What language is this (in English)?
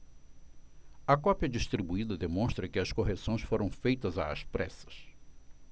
Portuguese